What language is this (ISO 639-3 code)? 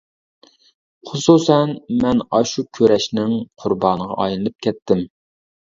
uig